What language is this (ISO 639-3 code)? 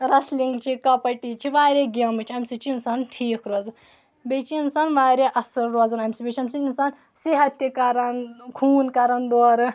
kas